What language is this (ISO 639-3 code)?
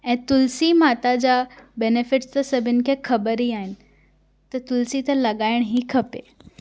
snd